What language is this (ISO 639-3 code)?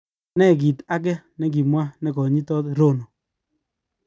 kln